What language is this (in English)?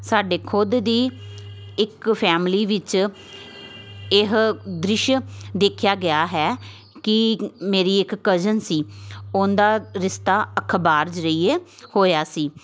Punjabi